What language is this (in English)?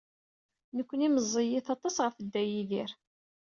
Kabyle